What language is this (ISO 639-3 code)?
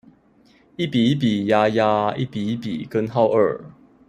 zho